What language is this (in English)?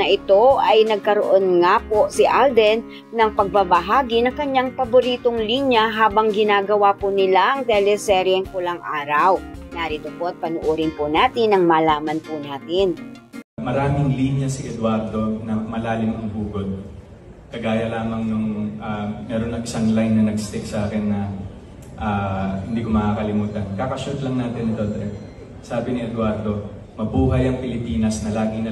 Filipino